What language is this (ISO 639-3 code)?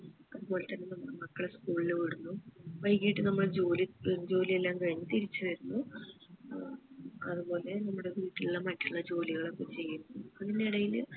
mal